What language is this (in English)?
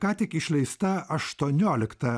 Lithuanian